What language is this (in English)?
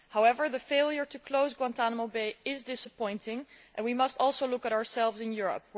English